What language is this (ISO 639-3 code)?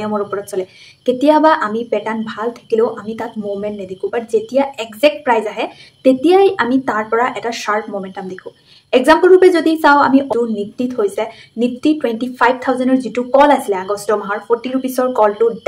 ben